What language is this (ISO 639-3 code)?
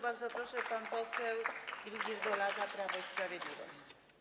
pol